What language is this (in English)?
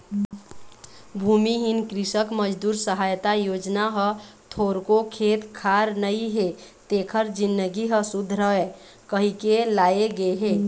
Chhattisgarhi